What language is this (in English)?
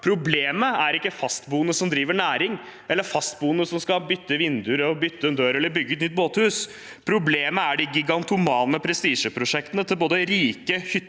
Norwegian